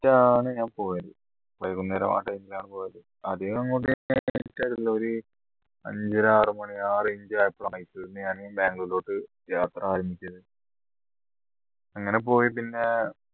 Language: Malayalam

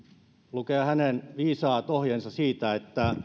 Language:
Finnish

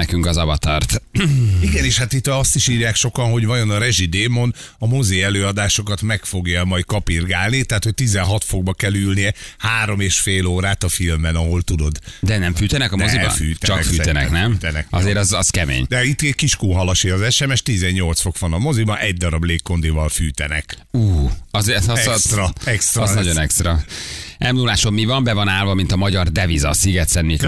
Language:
Hungarian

